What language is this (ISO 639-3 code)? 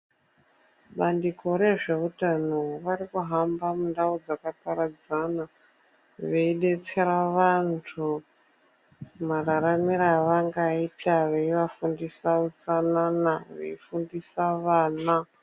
ndc